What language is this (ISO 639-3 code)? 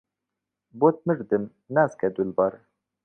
ckb